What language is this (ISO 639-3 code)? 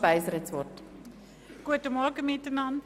gsw